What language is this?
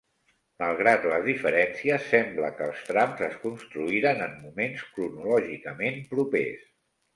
Catalan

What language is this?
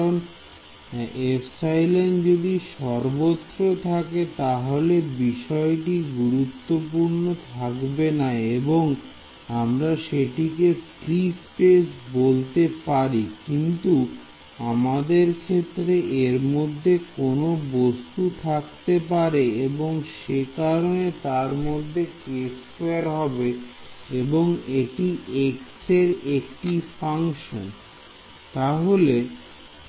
Bangla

